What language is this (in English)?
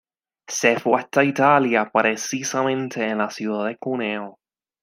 Spanish